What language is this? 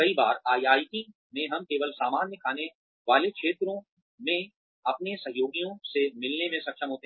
Hindi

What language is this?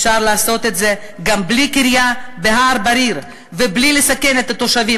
Hebrew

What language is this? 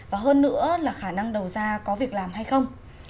Vietnamese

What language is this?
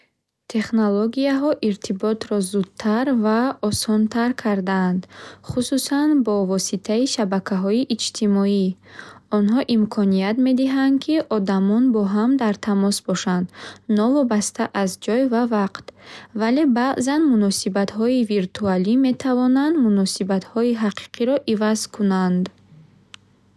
Bukharic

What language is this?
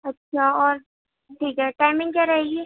Urdu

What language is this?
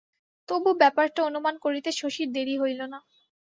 Bangla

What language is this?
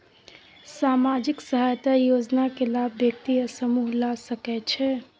Maithili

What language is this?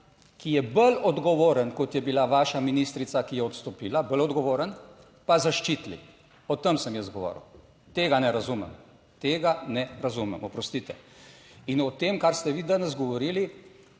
Slovenian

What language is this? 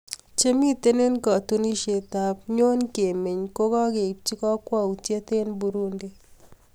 Kalenjin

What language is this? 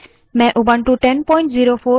Hindi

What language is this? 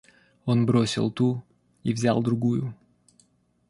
Russian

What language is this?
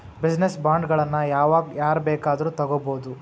Kannada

